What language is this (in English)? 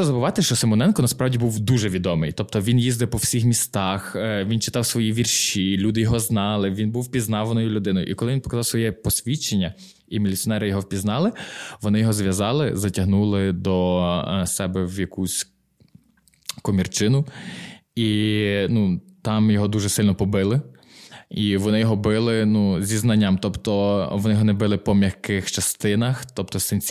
Ukrainian